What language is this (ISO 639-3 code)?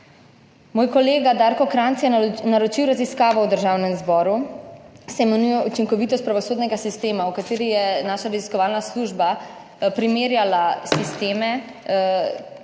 slv